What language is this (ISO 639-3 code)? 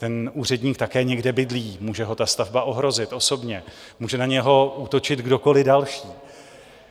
ces